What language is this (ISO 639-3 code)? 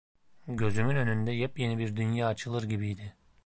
tur